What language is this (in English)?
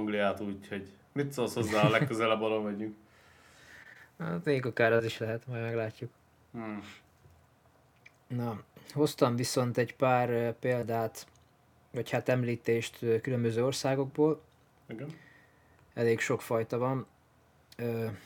Hungarian